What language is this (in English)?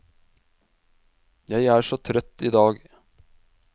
Norwegian